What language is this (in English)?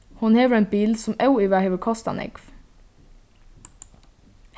Faroese